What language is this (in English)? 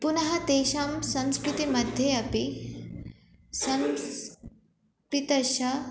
Sanskrit